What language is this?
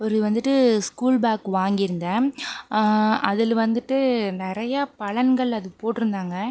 Tamil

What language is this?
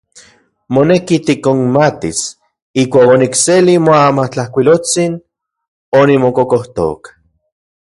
Central Puebla Nahuatl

